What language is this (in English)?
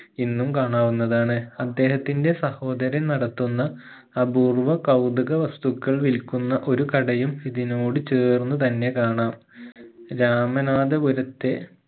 Malayalam